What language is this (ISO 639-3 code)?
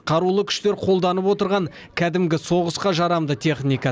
kaz